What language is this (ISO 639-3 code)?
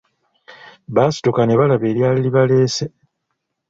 lug